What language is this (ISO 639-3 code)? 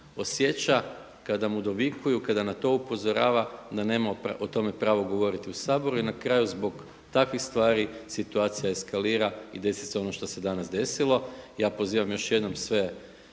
hrv